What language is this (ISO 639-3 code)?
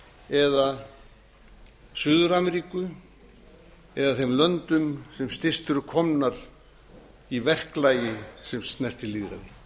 isl